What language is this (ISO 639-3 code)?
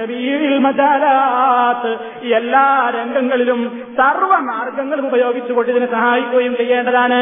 mal